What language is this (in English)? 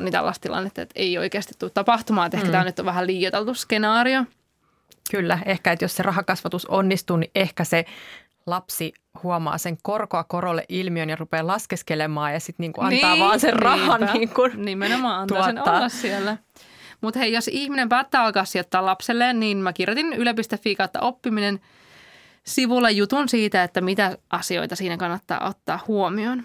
Finnish